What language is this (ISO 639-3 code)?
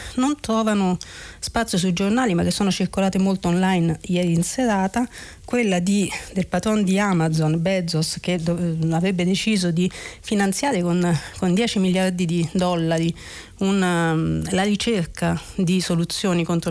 ita